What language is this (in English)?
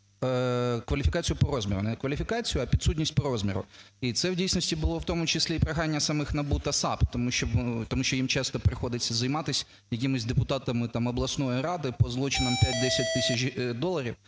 Ukrainian